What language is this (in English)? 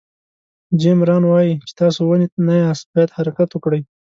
Pashto